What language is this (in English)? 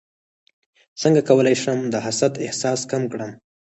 Pashto